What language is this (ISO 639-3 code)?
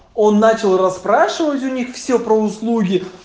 rus